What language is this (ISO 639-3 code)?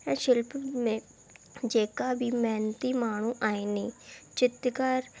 snd